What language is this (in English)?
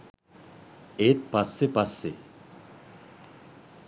Sinhala